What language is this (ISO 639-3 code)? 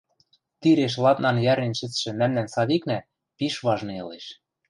mrj